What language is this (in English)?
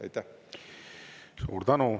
Estonian